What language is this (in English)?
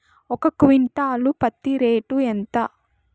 Telugu